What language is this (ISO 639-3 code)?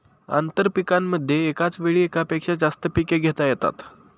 mar